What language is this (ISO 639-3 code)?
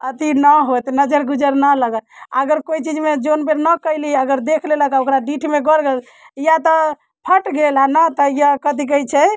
mai